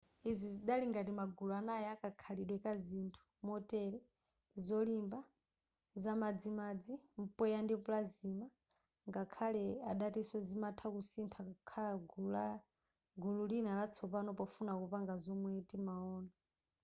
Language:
Nyanja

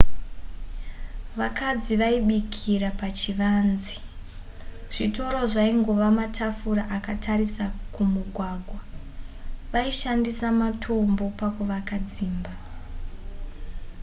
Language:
Shona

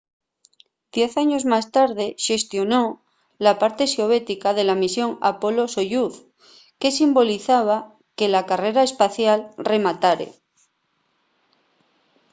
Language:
Asturian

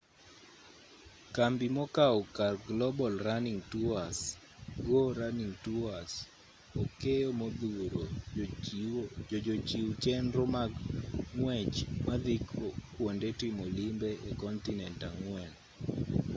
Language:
Luo (Kenya and Tanzania)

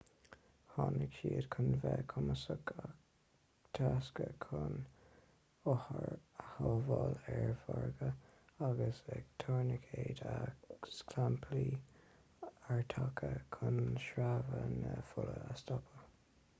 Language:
Irish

